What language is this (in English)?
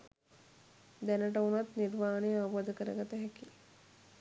Sinhala